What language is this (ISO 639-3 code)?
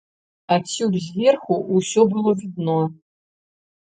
bel